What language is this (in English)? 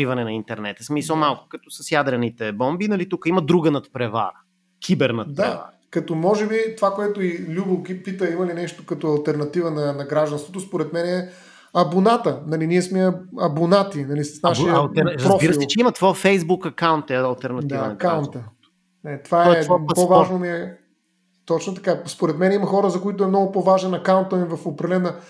Bulgarian